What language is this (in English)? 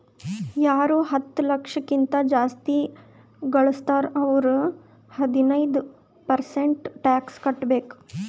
Kannada